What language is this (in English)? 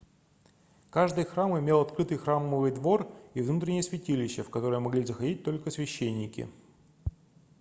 Russian